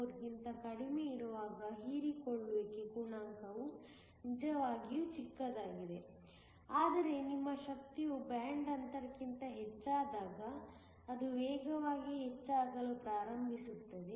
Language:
Kannada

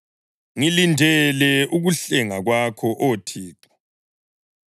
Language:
North Ndebele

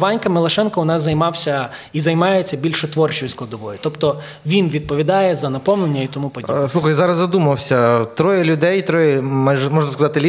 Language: Ukrainian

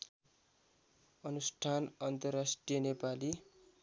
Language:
Nepali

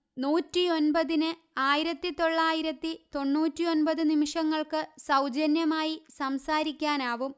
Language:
Malayalam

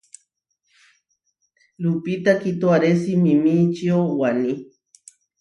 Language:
Huarijio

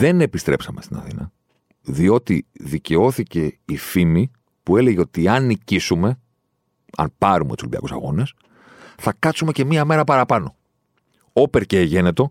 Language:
Greek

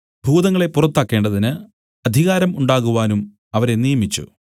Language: Malayalam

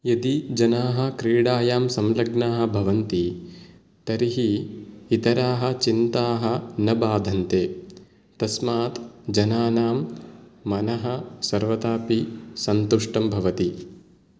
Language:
Sanskrit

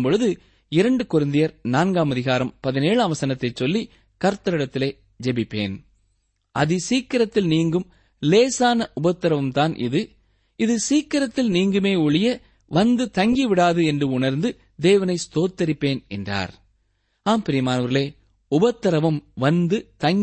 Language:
Tamil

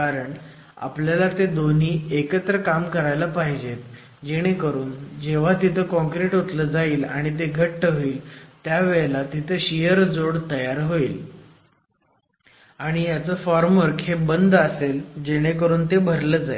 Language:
Marathi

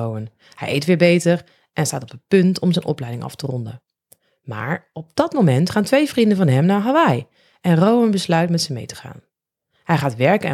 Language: Dutch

